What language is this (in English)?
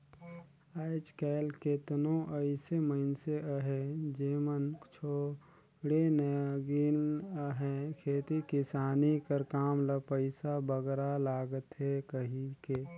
Chhattisgarhi